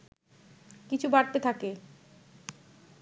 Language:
Bangla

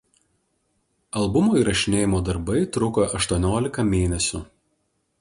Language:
Lithuanian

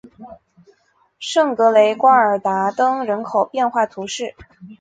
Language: Chinese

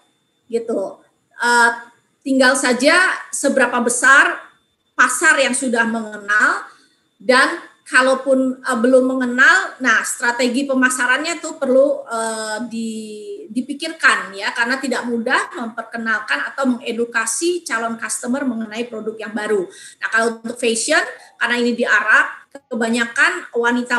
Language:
Indonesian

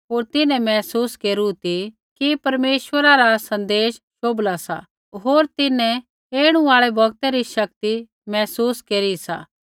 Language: Kullu Pahari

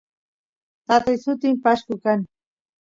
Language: Santiago del Estero Quichua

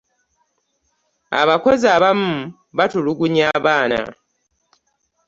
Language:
Ganda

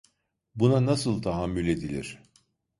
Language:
Turkish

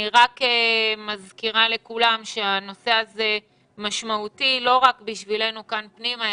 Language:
Hebrew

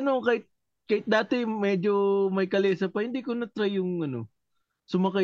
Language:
Filipino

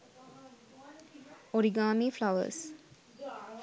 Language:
Sinhala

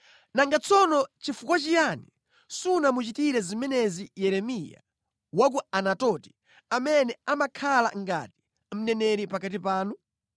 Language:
Nyanja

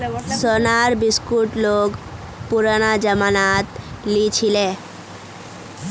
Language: Magahi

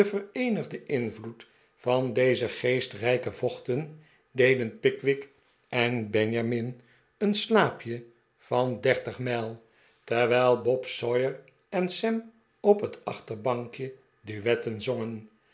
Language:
Dutch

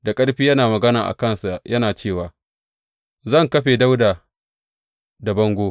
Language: Hausa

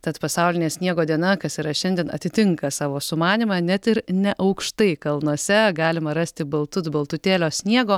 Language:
Lithuanian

